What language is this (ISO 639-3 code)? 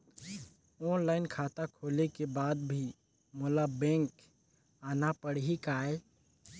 hne